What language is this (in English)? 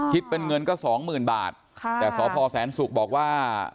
Thai